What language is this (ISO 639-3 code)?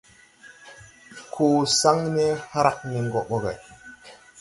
tui